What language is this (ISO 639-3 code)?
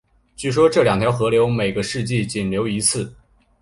zho